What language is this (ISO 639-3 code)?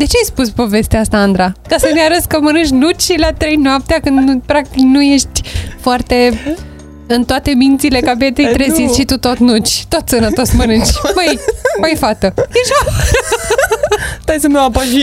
ron